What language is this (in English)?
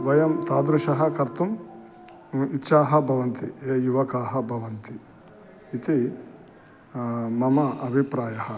Sanskrit